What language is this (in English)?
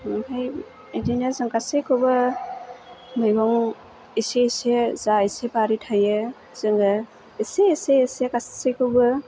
Bodo